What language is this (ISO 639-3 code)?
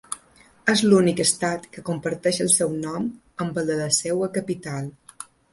cat